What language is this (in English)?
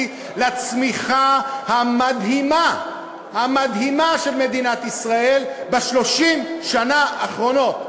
Hebrew